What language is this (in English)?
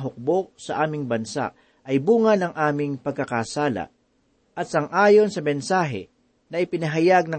Filipino